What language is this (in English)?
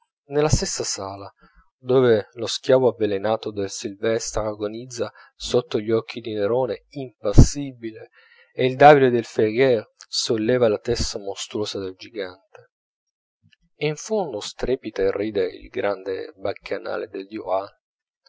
Italian